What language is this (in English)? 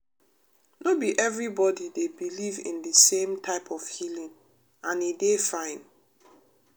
Nigerian Pidgin